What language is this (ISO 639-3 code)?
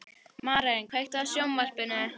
isl